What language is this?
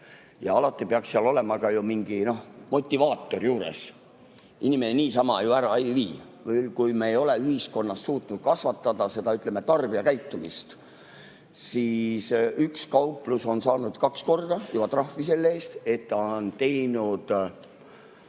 Estonian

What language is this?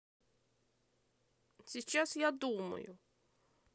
Russian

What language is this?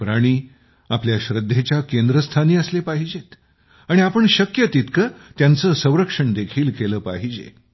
Marathi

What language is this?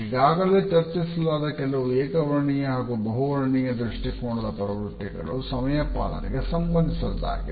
Kannada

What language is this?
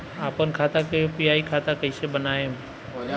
Bhojpuri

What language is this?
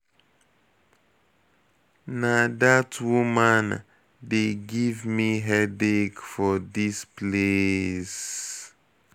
Nigerian Pidgin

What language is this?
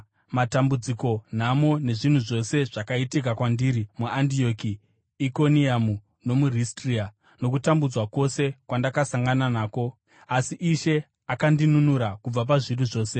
Shona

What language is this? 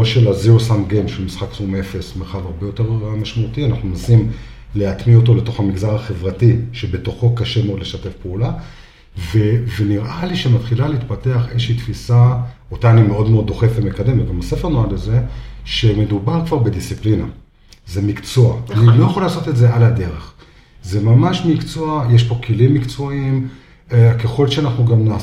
Hebrew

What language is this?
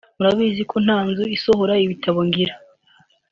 Kinyarwanda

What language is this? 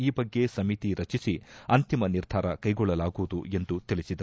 Kannada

